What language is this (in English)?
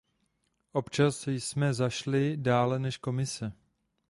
Czech